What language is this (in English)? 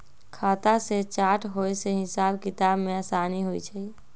Magahi